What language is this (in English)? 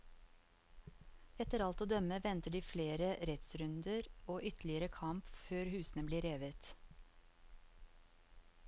Norwegian